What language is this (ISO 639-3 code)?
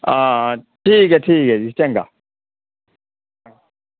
doi